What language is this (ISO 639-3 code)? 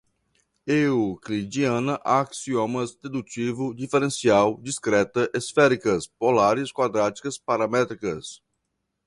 por